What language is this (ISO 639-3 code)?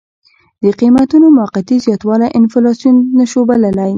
pus